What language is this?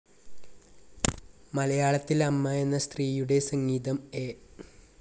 Malayalam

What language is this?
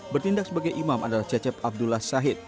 Indonesian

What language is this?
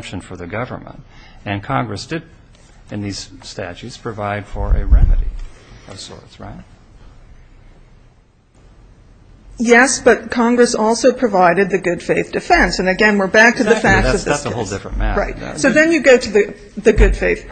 English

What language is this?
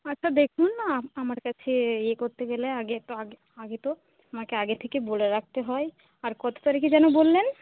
Bangla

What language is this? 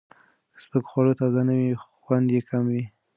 Pashto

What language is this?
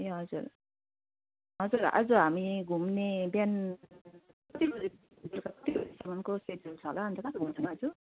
Nepali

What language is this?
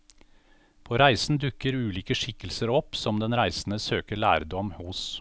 Norwegian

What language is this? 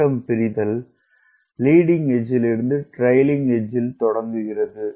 Tamil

